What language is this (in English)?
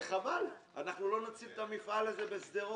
Hebrew